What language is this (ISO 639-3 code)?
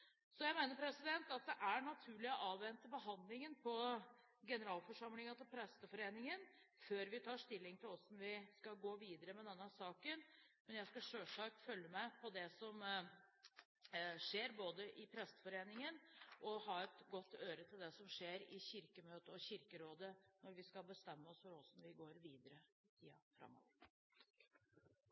nob